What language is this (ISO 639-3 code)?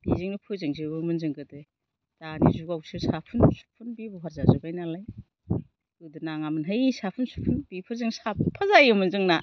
brx